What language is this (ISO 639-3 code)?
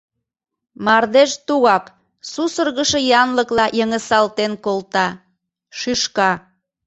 chm